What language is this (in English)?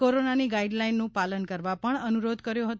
Gujarati